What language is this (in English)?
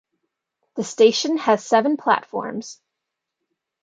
English